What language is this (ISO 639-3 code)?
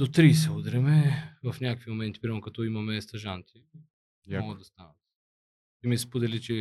bul